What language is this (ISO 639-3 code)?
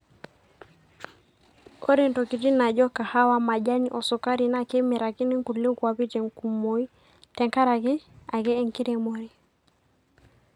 mas